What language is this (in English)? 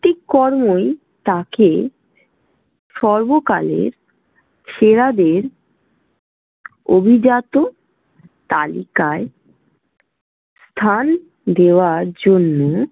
Bangla